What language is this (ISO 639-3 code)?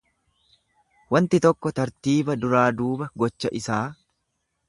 orm